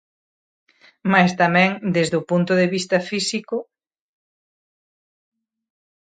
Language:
Galician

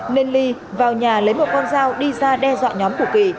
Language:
Vietnamese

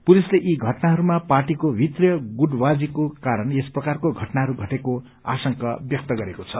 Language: Nepali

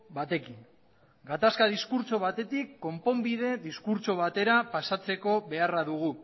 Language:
Basque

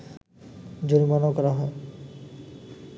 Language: Bangla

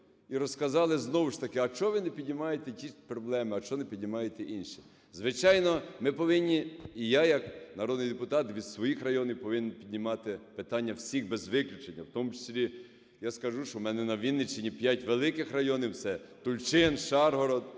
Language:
Ukrainian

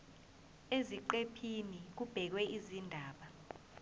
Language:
Zulu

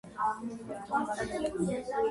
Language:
Georgian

